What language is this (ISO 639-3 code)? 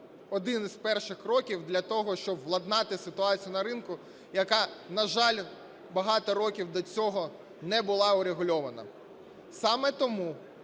ukr